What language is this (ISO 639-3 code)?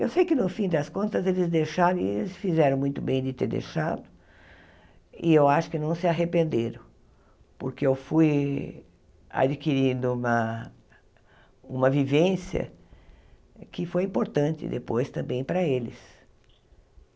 por